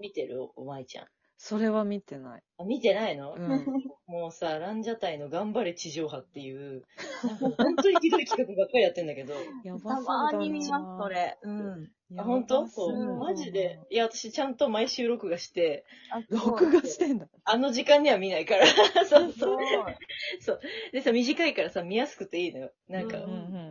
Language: Japanese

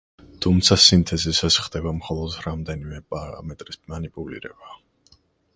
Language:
Georgian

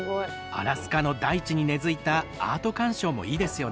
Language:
Japanese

